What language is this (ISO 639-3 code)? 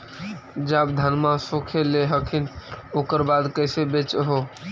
mag